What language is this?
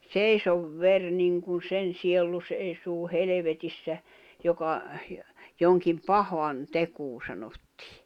Finnish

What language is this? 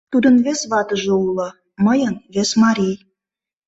Mari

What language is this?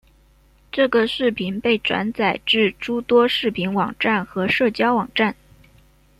Chinese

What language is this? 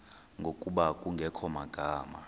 Xhosa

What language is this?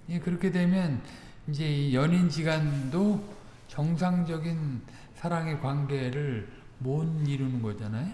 Korean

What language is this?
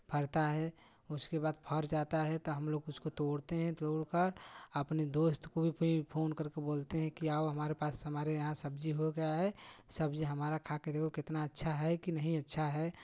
Hindi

